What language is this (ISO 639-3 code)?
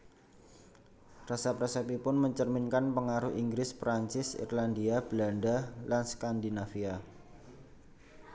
jav